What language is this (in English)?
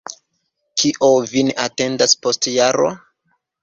Esperanto